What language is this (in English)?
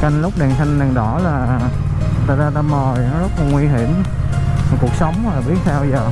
Vietnamese